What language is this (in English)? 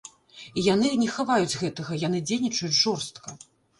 Belarusian